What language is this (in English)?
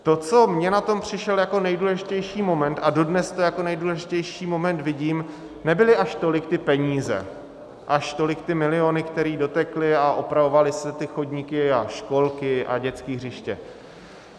Czech